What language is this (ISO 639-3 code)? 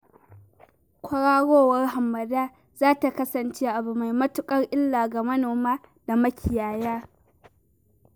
hau